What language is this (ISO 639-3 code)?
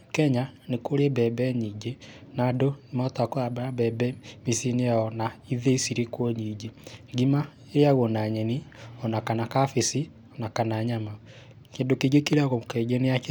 kik